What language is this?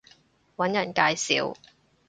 Cantonese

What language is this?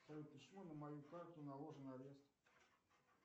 Russian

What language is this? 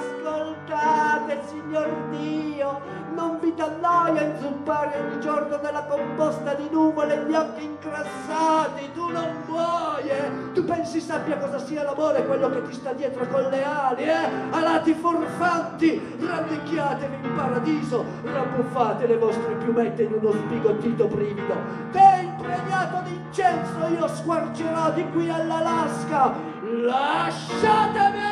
Italian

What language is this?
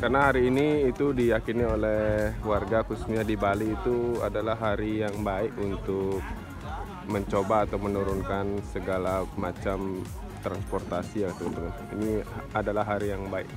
Indonesian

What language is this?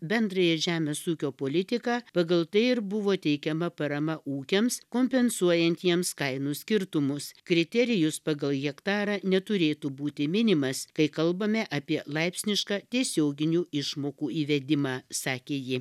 Lithuanian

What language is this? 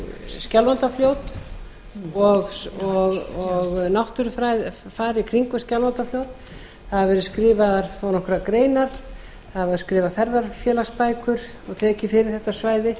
Icelandic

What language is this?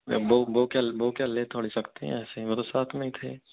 Hindi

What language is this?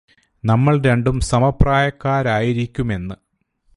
Malayalam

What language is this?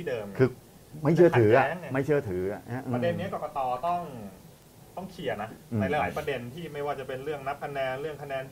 Thai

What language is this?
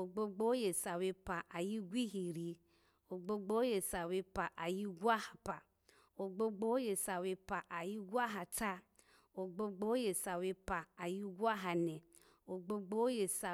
Alago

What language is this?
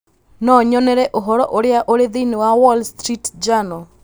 Kikuyu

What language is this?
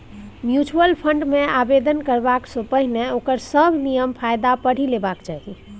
Maithili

